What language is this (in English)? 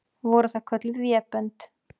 Icelandic